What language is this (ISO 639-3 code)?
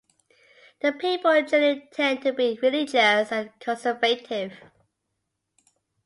eng